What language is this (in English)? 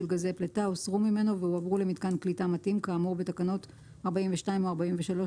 Hebrew